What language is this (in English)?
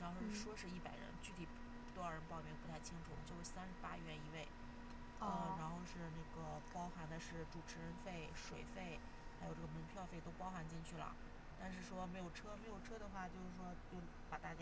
Chinese